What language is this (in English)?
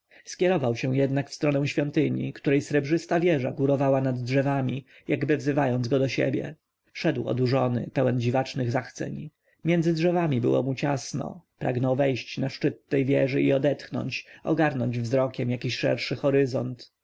Polish